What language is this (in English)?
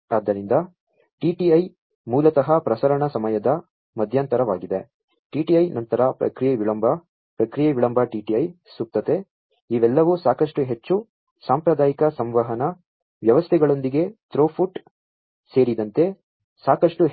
Kannada